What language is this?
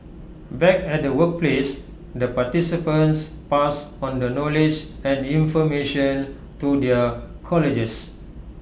English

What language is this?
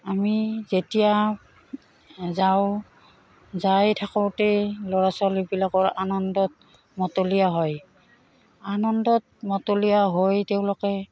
Assamese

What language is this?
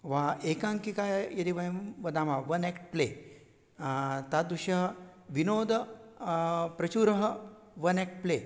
Sanskrit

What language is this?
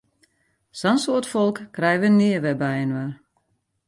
Western Frisian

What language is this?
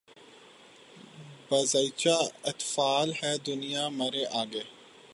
Urdu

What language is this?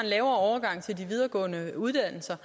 Danish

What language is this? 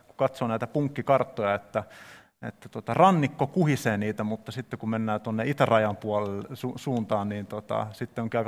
Finnish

